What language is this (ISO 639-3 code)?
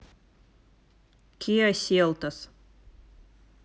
rus